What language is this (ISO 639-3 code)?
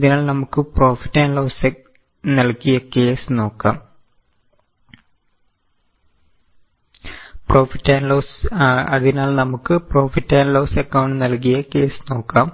mal